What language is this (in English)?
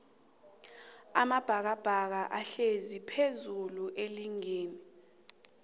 South Ndebele